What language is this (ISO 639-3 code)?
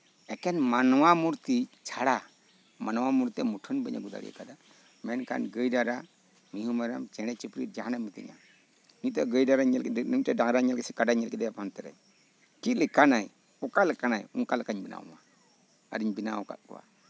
sat